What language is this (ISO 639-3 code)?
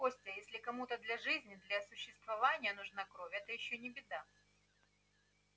rus